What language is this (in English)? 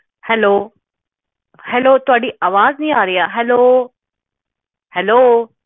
Punjabi